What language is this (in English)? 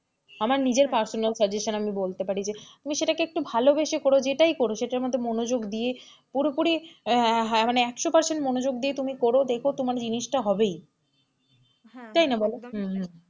Bangla